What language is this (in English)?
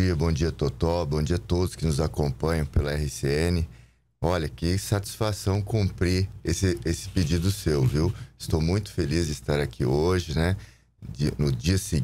Portuguese